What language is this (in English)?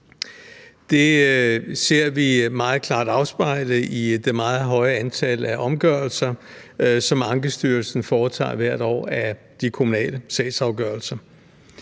Danish